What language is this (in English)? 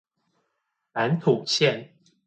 Chinese